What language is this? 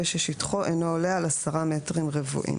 Hebrew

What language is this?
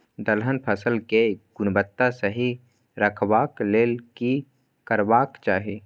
Maithili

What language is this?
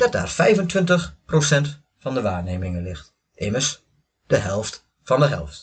Dutch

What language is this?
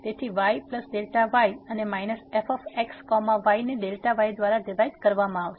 Gujarati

